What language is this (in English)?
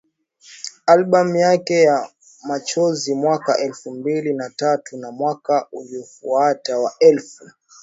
Swahili